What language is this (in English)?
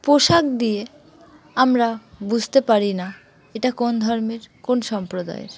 Bangla